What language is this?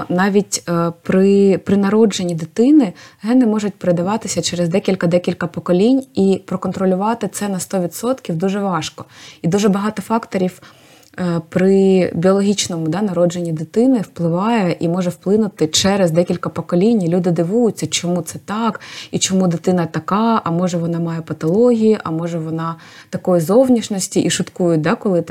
Ukrainian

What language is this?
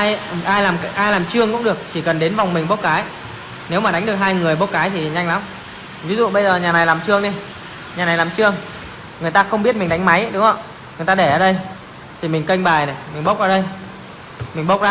Vietnamese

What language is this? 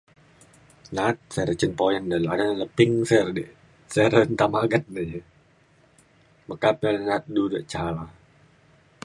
Mainstream Kenyah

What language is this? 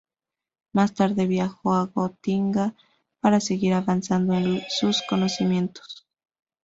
Spanish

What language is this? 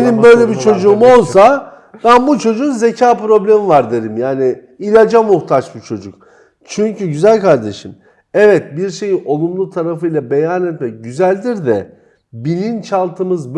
Turkish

